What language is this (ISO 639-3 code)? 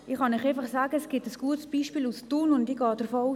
gsw